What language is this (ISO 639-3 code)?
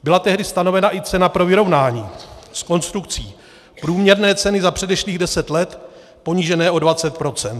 ces